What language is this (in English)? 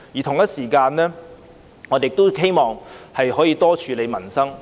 Cantonese